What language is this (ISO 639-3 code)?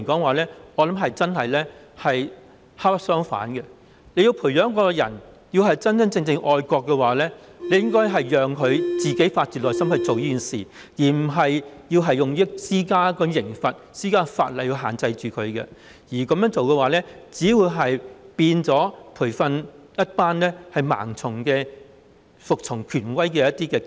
yue